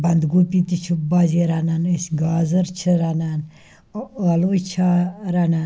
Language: Kashmiri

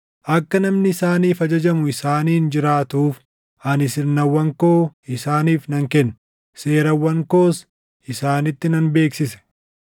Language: Oromo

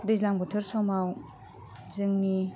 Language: Bodo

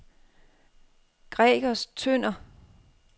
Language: Danish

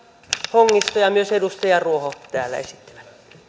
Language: Finnish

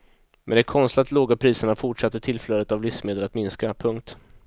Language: Swedish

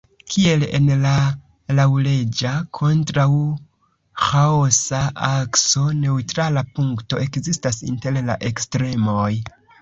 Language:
Esperanto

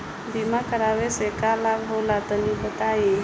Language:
Bhojpuri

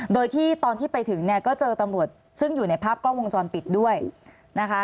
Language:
Thai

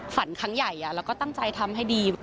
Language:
Thai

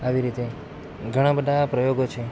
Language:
Gujarati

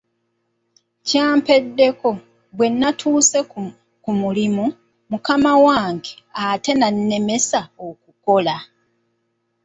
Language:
Ganda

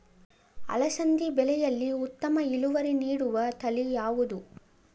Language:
Kannada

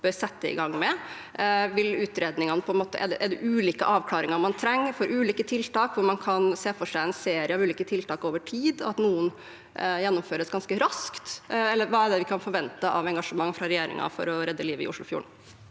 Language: Norwegian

